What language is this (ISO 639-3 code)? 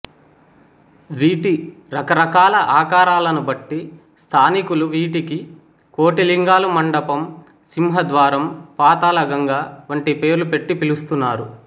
tel